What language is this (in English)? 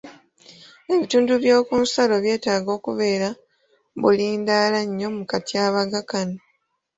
Ganda